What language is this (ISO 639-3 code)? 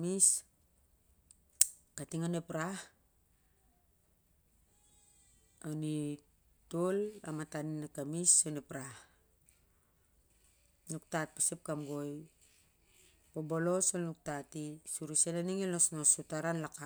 sjr